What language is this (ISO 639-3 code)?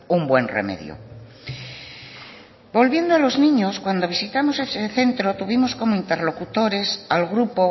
spa